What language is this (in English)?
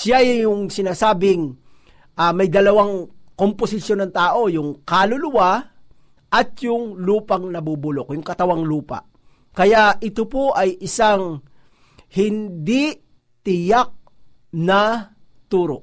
Filipino